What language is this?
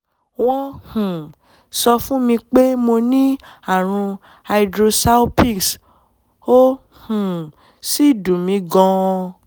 Yoruba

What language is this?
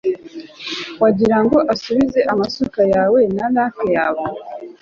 Kinyarwanda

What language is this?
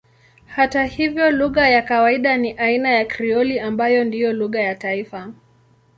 Swahili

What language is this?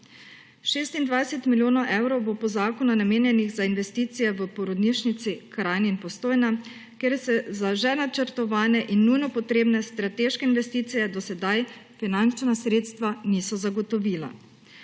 Slovenian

